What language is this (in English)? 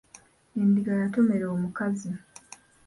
Ganda